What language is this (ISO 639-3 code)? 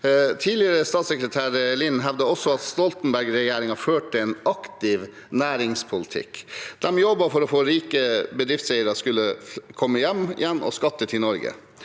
nor